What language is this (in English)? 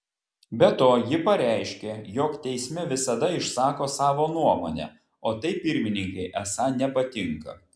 Lithuanian